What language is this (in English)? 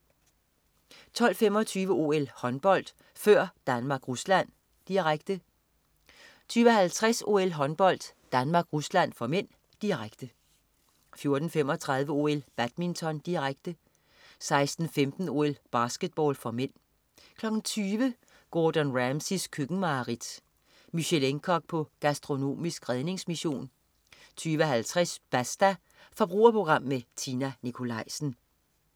Danish